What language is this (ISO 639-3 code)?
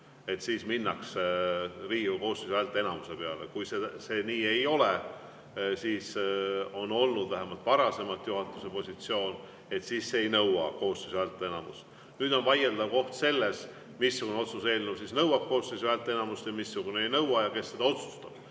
est